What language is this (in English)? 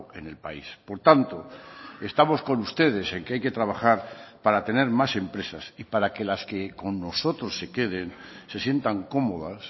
Spanish